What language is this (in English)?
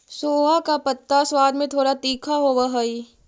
Magahi